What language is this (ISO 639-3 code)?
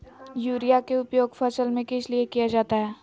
mag